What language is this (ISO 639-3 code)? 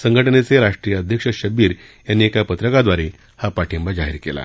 mar